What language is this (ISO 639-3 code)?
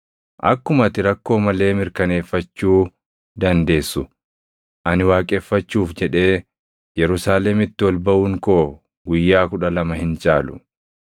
orm